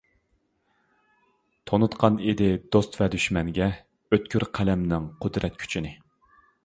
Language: Uyghur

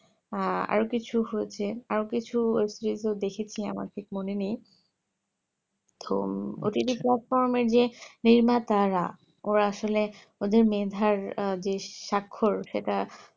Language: Bangla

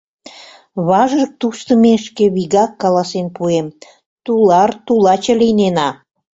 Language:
Mari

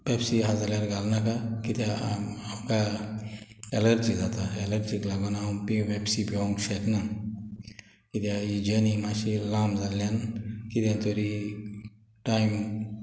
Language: Konkani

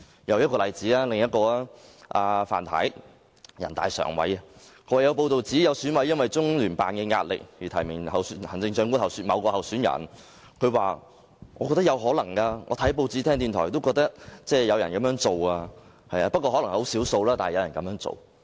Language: Cantonese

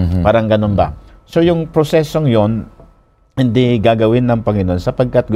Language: Filipino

